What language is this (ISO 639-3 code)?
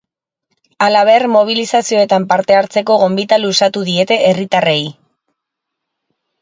eus